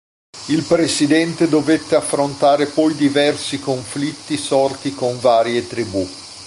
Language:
Italian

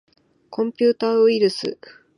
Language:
Japanese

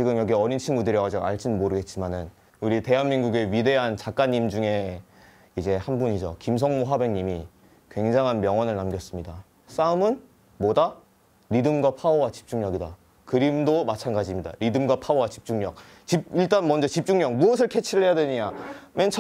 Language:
Korean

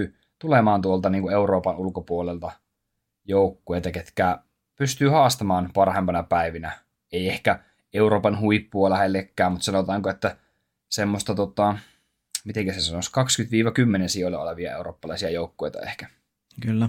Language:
Finnish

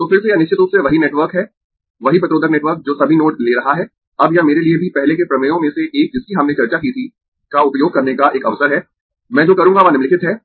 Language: Hindi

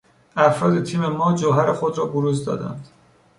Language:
Persian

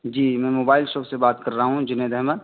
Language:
Urdu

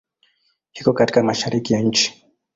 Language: Swahili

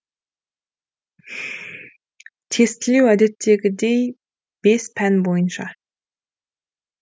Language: Kazakh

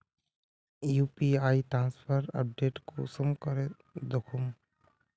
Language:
Magahi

